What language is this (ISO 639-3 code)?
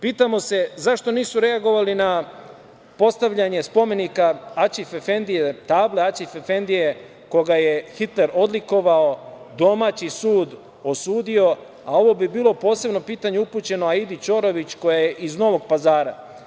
srp